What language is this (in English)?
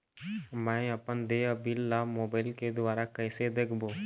Chhattisgarhi